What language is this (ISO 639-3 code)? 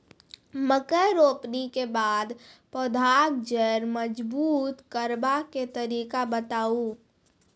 mai